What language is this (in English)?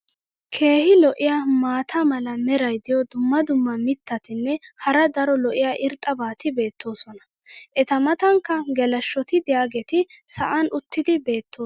Wolaytta